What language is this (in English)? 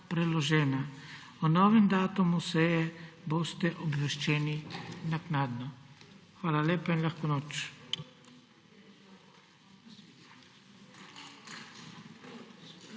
Slovenian